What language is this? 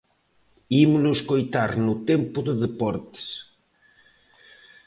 Galician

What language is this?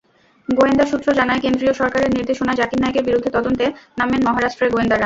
Bangla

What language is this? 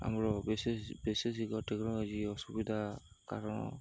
Odia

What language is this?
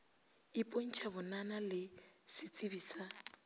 Northern Sotho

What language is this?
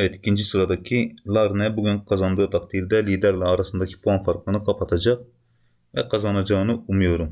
Turkish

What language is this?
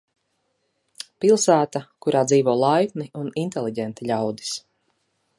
Latvian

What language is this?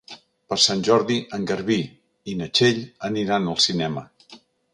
Catalan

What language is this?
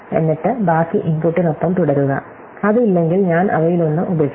Malayalam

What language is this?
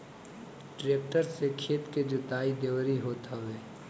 Bhojpuri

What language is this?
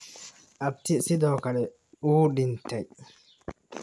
Somali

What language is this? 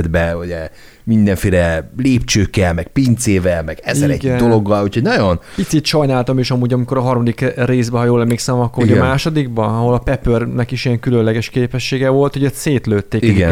Hungarian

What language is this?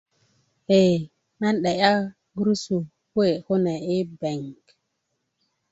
Kuku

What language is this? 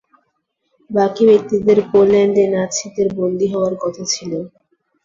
Bangla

